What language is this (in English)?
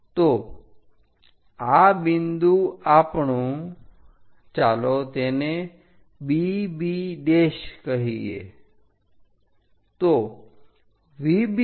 Gujarati